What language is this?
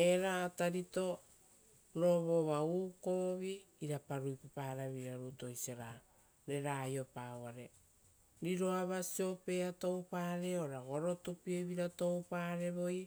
Rotokas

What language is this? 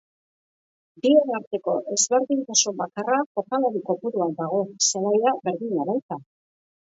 Basque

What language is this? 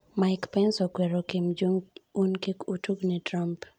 Luo (Kenya and Tanzania)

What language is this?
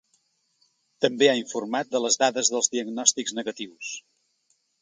Catalan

